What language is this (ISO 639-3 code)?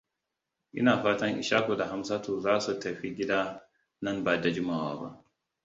hau